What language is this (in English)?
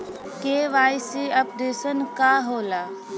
Bhojpuri